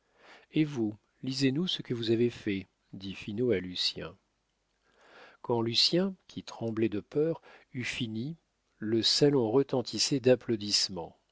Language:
French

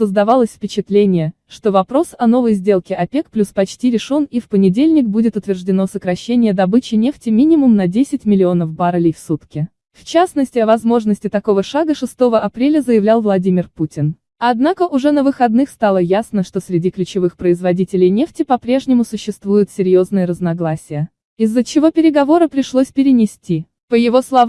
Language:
Russian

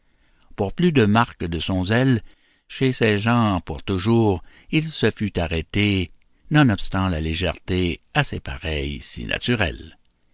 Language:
French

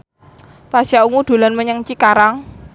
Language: Javanese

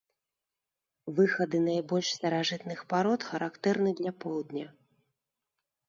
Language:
Belarusian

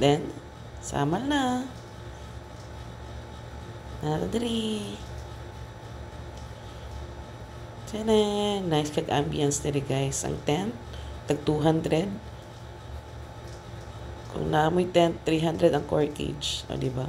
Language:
Filipino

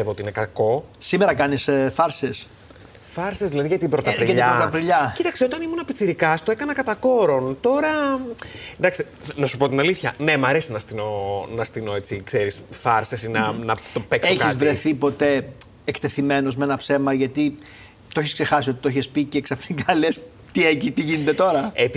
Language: Greek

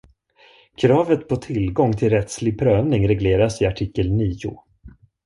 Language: Swedish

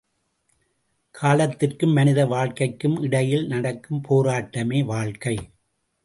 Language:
Tamil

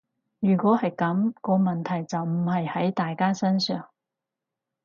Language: Cantonese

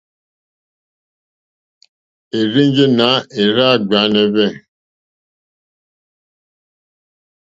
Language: Mokpwe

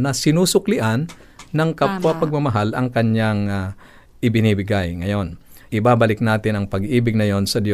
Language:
Filipino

